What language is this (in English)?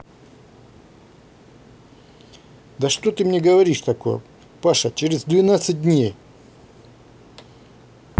Russian